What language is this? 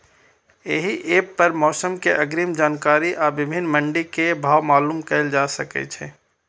Maithili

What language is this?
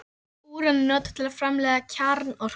Icelandic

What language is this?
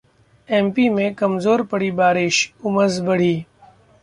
Hindi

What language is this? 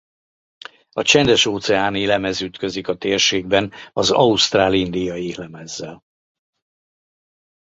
Hungarian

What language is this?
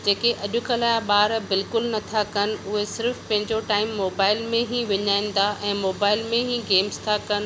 Sindhi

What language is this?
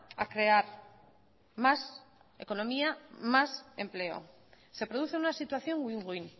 Spanish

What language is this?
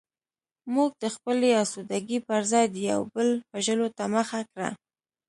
Pashto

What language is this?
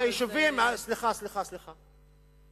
Hebrew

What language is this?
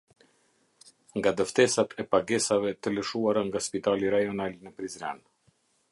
Albanian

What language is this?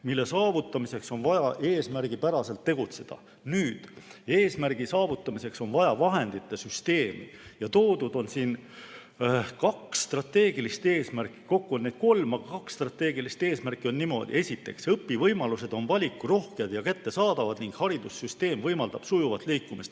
Estonian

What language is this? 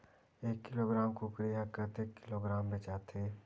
Chhattisgarhi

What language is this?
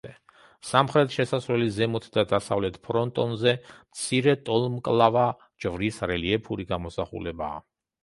Georgian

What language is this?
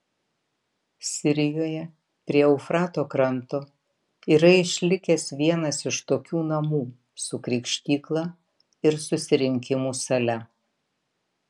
Lithuanian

